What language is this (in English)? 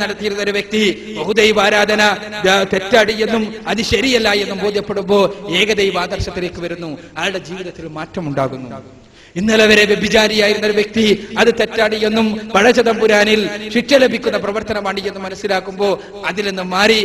Malayalam